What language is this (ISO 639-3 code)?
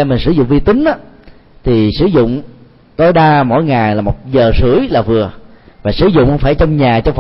vie